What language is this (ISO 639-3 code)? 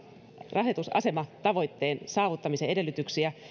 fin